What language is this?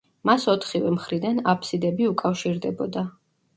Georgian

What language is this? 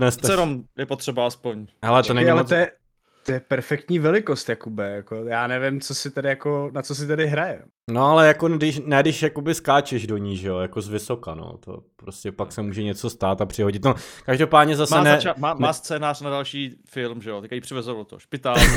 Czech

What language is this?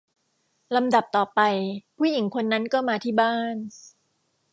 Thai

